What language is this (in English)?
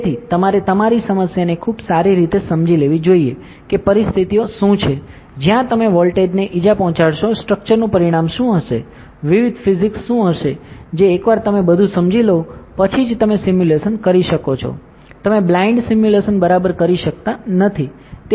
Gujarati